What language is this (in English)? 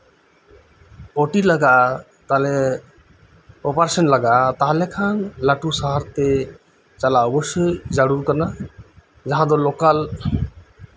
Santali